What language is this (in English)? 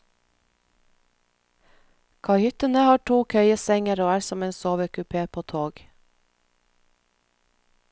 Norwegian